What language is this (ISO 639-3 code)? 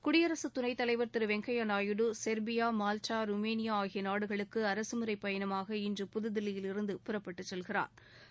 tam